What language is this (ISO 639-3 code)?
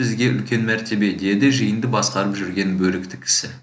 kaz